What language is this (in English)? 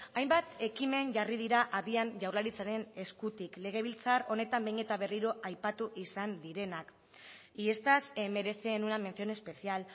Basque